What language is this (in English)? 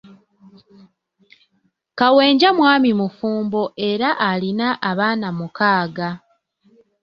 Ganda